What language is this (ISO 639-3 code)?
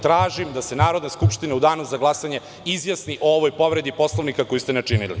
srp